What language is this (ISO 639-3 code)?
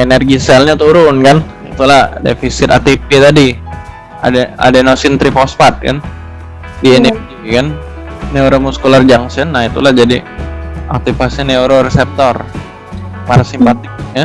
ind